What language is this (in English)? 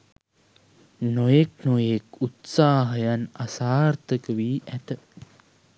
Sinhala